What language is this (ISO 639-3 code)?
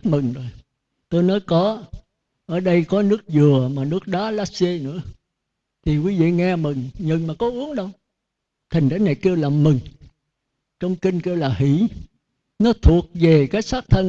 vie